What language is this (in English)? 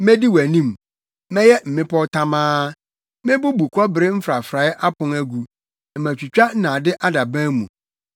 Akan